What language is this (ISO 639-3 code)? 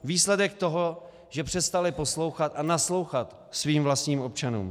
ces